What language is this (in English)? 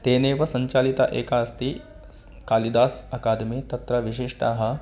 Sanskrit